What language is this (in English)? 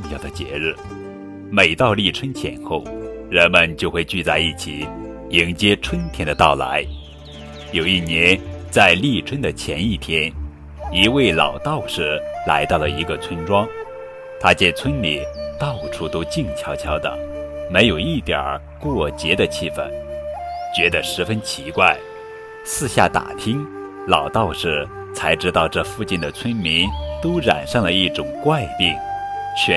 Chinese